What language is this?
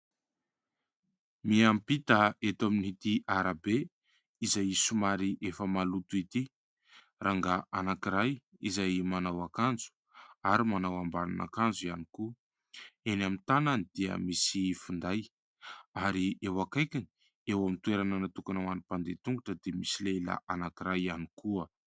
Malagasy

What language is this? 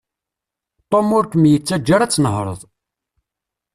Kabyle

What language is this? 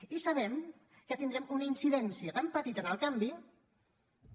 Catalan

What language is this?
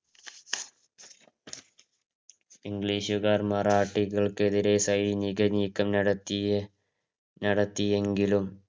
Malayalam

